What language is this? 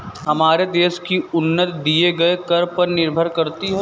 Hindi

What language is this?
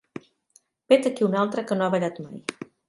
Catalan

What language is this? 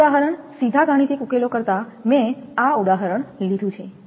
Gujarati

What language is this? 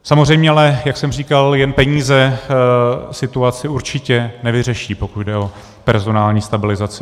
Czech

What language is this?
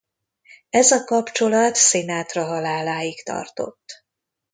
Hungarian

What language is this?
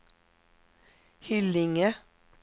Swedish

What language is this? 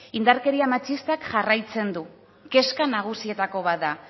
Basque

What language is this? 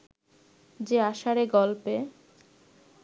Bangla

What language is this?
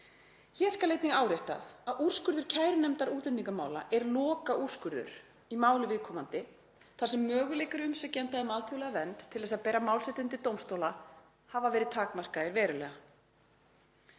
Icelandic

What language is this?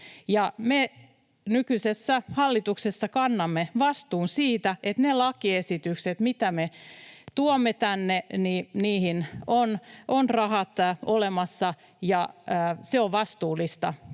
Finnish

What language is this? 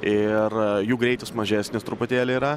Lithuanian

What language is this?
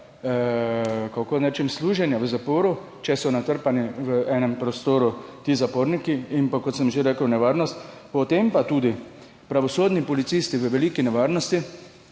Slovenian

